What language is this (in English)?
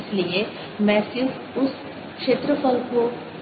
Hindi